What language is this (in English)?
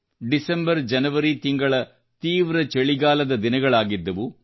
Kannada